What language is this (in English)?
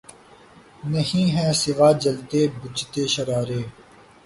Urdu